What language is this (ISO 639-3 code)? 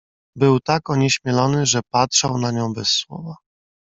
pol